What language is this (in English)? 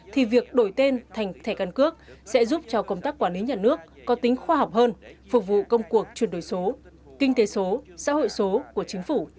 Vietnamese